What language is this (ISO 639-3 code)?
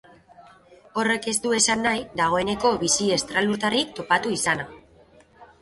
eus